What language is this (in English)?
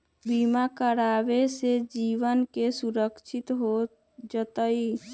Magahi